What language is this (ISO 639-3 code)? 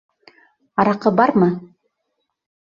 bak